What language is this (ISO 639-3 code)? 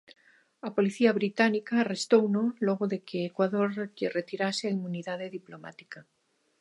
glg